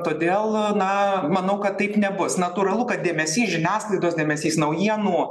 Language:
Lithuanian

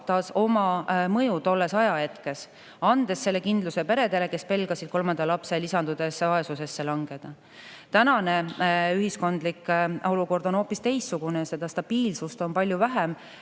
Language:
Estonian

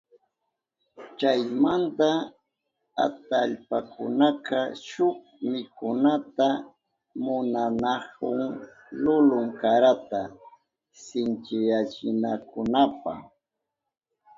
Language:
Southern Pastaza Quechua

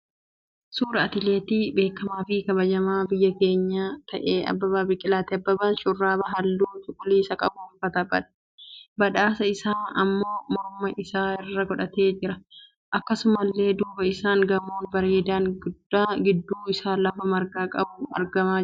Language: Oromo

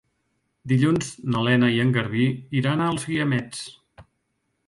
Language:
Catalan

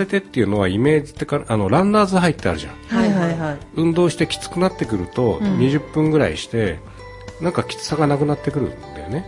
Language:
Japanese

